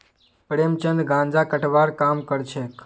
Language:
Magahi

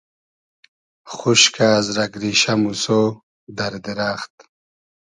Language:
Hazaragi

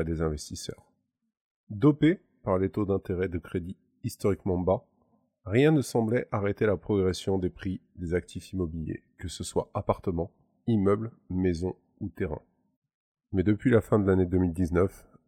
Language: French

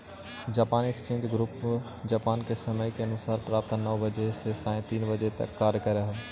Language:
Magahi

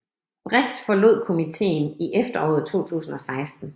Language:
Danish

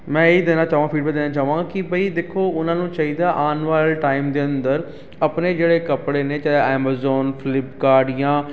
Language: Punjabi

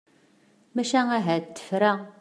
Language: Kabyle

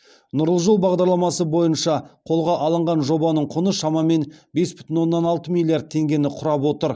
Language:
Kazakh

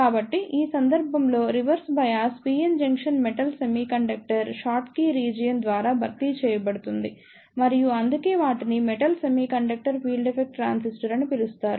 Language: Telugu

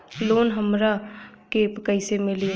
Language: Bhojpuri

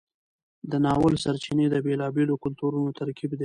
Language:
Pashto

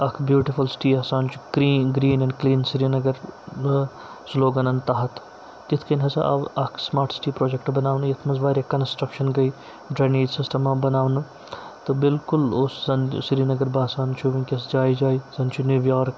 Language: Kashmiri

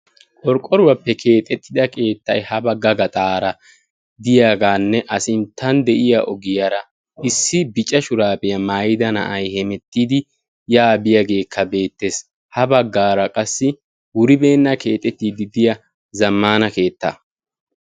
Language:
Wolaytta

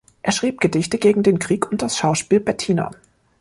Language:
German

